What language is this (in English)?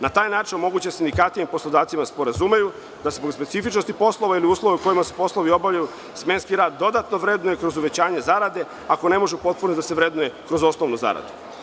Serbian